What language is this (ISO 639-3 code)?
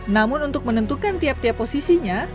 ind